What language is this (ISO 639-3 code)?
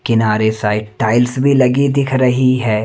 hin